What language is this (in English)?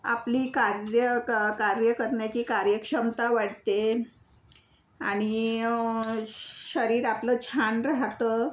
Marathi